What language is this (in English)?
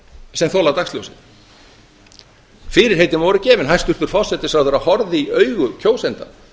Icelandic